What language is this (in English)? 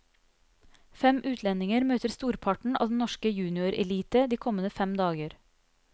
Norwegian